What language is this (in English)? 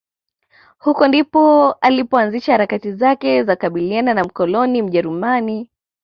Swahili